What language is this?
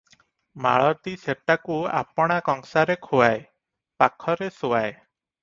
Odia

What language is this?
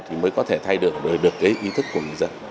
Vietnamese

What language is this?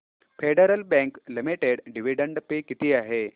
Marathi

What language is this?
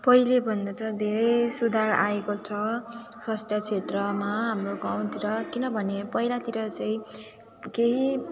Nepali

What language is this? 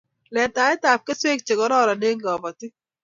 Kalenjin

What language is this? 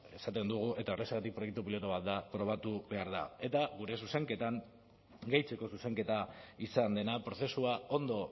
Basque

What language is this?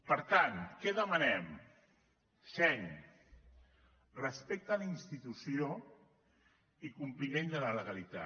Catalan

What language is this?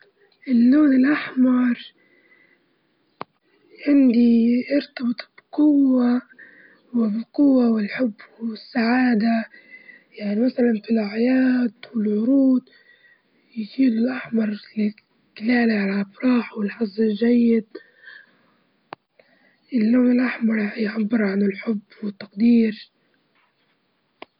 Libyan Arabic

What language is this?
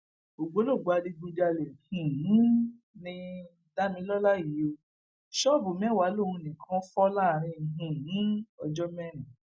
Yoruba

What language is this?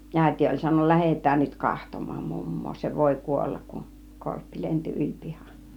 Finnish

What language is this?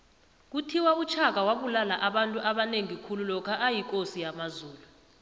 South Ndebele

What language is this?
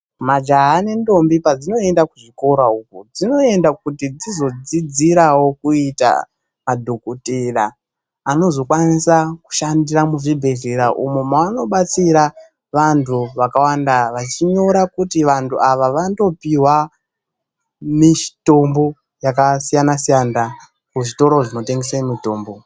Ndau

